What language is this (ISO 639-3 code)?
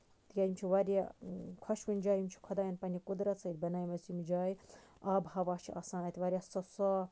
kas